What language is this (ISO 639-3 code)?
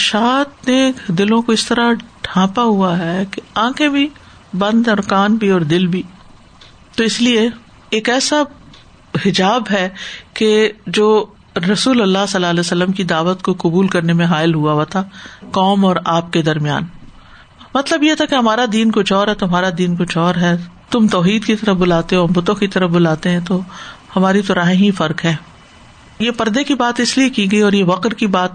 urd